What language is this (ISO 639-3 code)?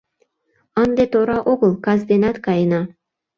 chm